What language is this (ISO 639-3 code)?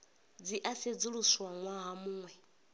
ven